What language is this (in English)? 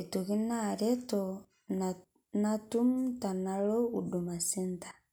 Masai